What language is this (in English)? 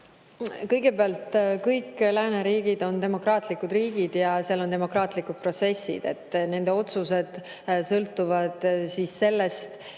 Estonian